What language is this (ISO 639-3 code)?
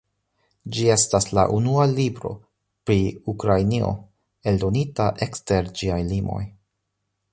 epo